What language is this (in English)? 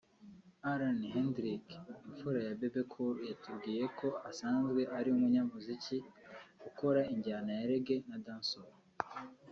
Kinyarwanda